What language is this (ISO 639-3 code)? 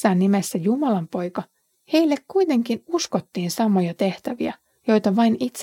fin